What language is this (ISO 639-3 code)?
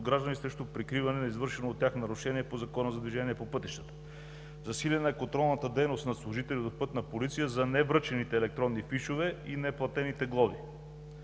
bul